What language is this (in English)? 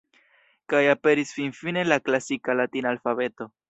Esperanto